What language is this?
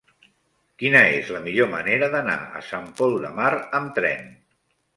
Catalan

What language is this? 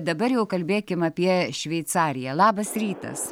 Lithuanian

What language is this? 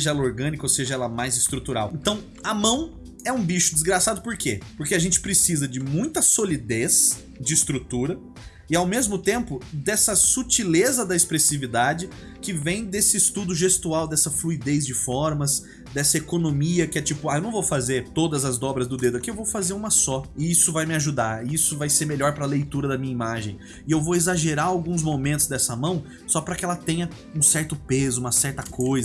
Portuguese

